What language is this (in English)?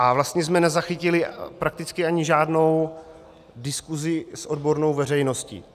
Czech